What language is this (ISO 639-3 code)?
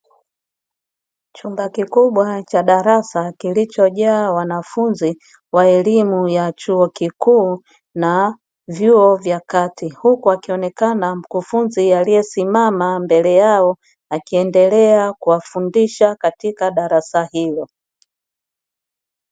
swa